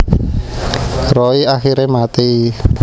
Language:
Javanese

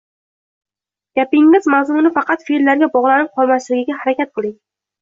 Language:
Uzbek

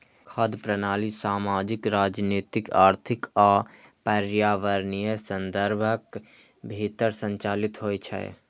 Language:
Maithili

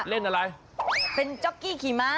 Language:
Thai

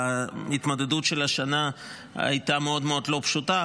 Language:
Hebrew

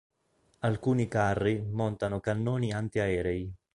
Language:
Italian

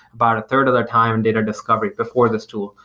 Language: English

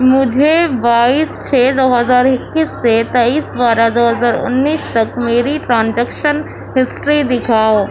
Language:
Urdu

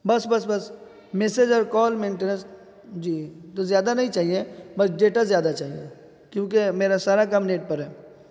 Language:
Urdu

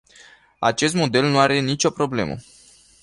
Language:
Romanian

